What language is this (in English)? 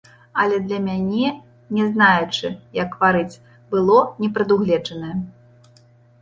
Belarusian